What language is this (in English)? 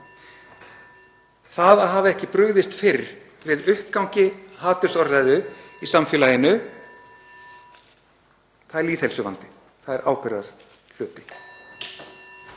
Icelandic